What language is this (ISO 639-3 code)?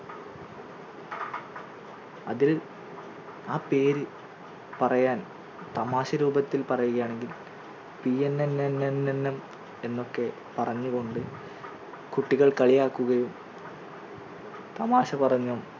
mal